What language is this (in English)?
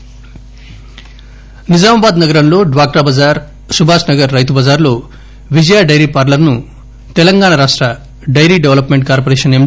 Telugu